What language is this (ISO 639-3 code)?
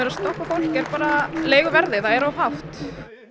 isl